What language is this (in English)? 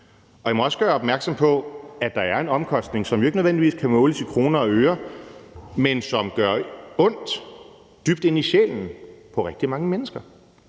Danish